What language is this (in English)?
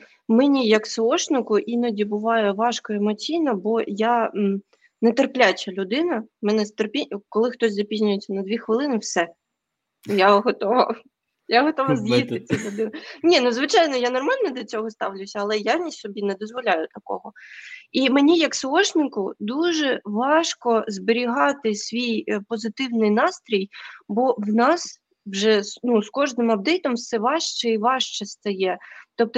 Ukrainian